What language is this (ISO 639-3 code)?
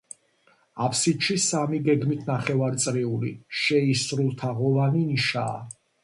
kat